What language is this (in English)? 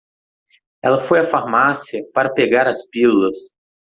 Portuguese